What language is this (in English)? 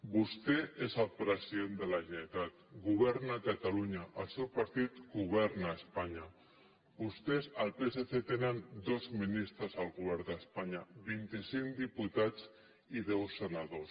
Catalan